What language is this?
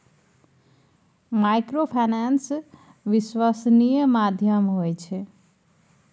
Maithili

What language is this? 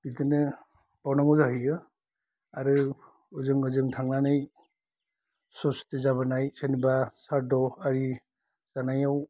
Bodo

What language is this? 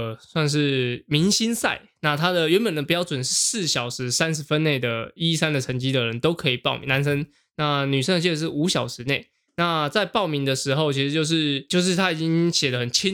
Chinese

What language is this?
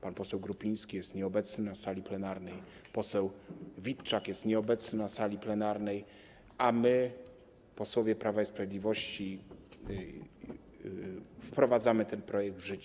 Polish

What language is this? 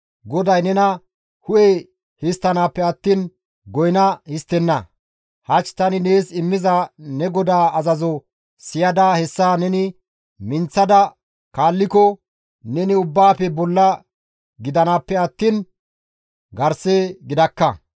Gamo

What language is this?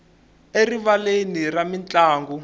Tsonga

